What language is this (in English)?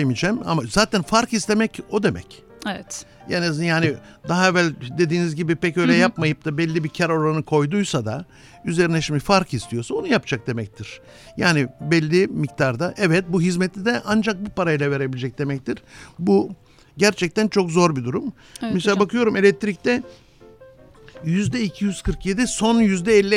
Turkish